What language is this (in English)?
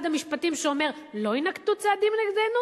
Hebrew